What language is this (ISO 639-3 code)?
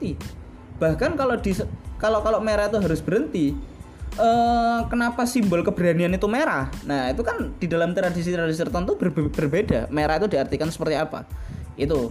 ind